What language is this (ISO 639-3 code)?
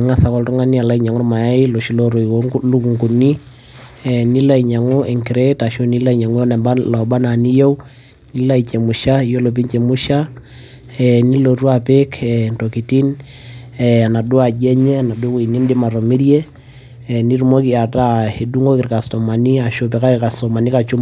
mas